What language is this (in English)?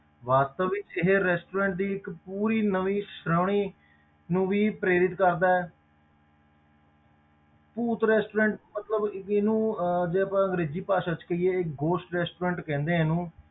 Punjabi